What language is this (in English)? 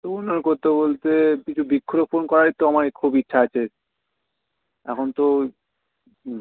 Bangla